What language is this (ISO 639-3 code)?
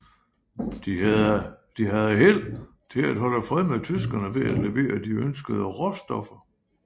dan